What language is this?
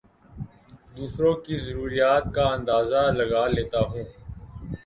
Urdu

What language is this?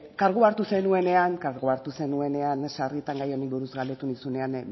Basque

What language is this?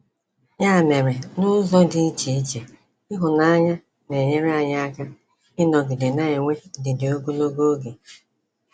Igbo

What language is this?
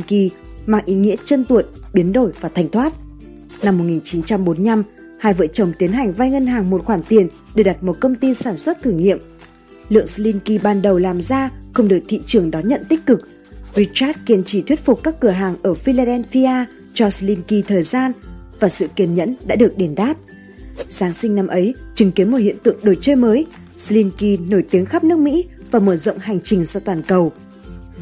Vietnamese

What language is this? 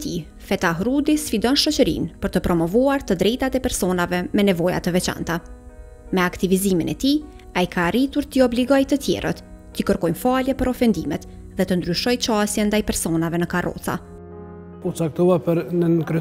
Romanian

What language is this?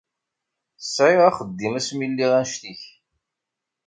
Kabyle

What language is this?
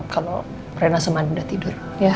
Indonesian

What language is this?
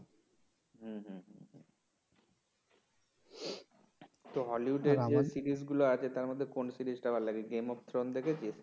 Bangla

